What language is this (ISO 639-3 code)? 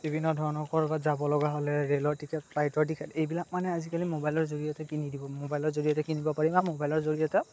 asm